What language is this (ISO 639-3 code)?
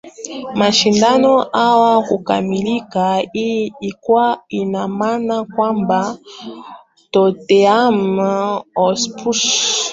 swa